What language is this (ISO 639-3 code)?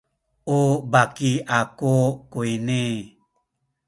szy